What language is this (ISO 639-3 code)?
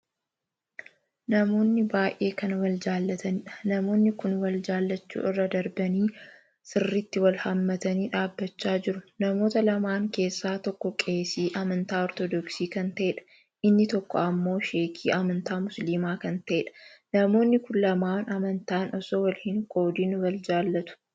orm